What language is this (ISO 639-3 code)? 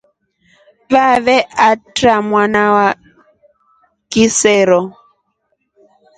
rof